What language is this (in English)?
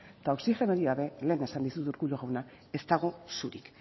Basque